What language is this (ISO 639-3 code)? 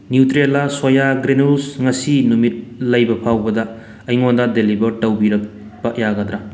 mni